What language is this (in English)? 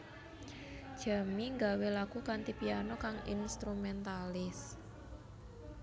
Javanese